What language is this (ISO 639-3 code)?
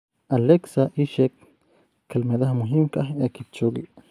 som